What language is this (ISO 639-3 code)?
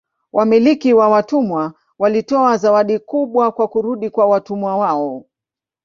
swa